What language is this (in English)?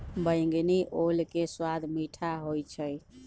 Magahi